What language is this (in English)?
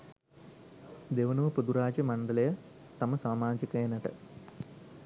Sinhala